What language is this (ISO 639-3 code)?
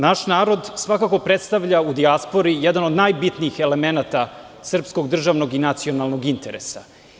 srp